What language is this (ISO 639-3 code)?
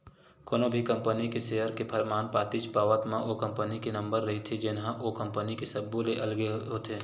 hne